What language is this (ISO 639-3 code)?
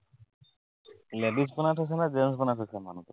asm